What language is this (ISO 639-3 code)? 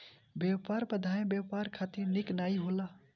bho